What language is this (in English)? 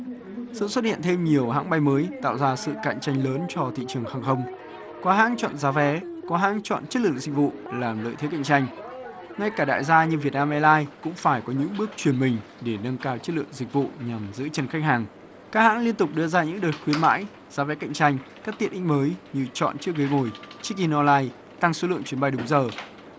Vietnamese